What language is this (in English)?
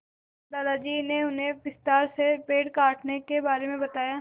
Hindi